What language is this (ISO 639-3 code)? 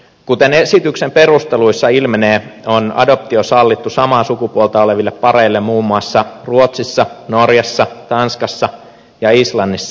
fin